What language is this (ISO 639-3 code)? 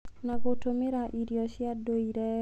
kik